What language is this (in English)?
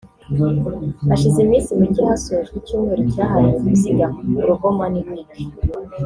Kinyarwanda